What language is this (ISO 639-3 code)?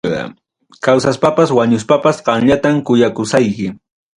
quy